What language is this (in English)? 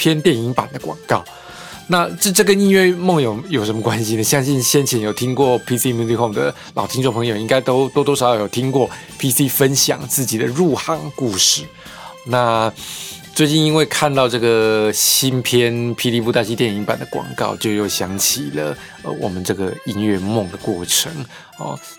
Chinese